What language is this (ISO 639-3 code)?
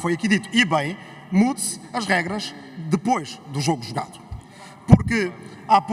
por